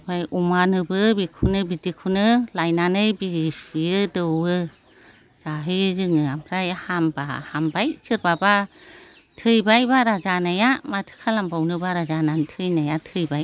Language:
Bodo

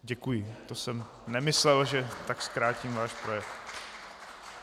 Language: Czech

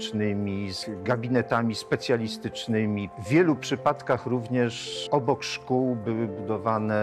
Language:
Polish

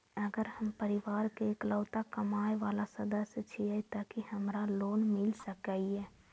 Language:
Maithili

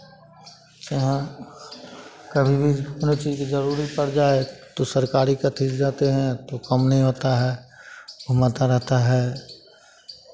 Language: Hindi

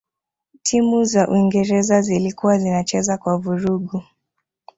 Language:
Swahili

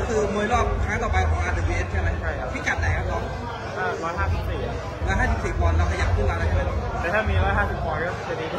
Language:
Thai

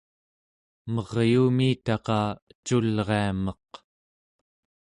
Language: Central Yupik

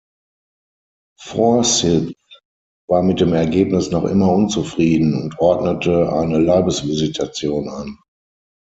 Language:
German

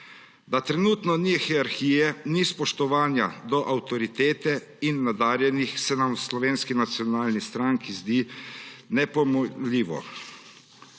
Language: Slovenian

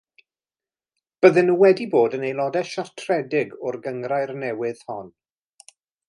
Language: Welsh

